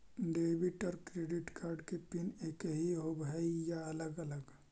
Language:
Magahi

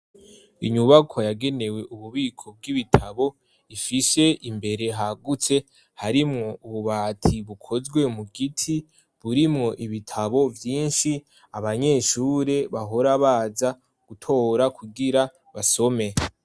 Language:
Rundi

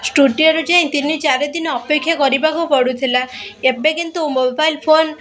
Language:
Odia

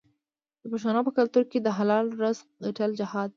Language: Pashto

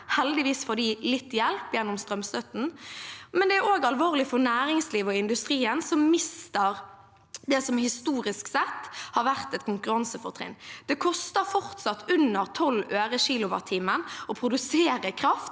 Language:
Norwegian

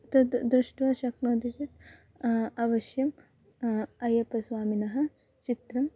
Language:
Sanskrit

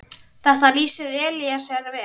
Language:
Icelandic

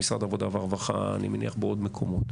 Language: Hebrew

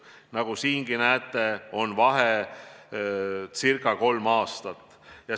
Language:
Estonian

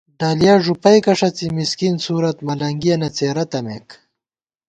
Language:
Gawar-Bati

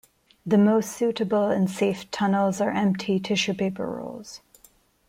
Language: English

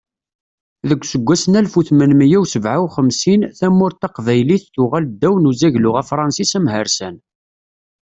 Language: Kabyle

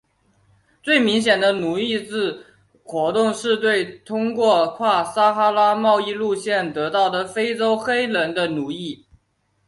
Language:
Chinese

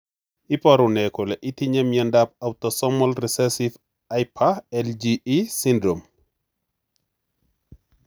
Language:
Kalenjin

